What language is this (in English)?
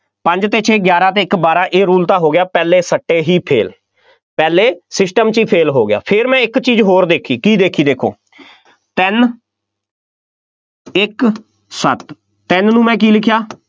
Punjabi